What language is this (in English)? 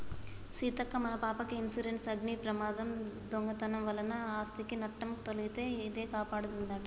Telugu